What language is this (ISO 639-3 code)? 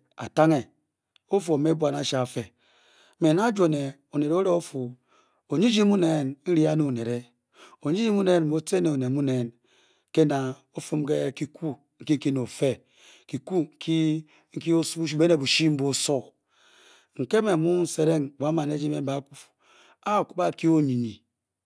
bky